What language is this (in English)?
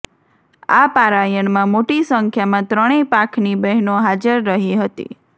Gujarati